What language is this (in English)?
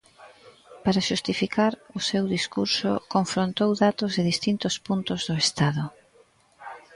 Galician